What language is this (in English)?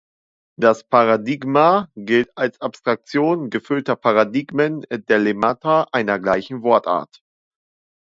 German